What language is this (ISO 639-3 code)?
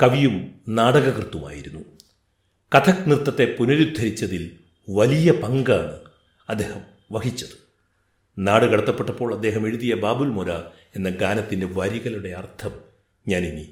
mal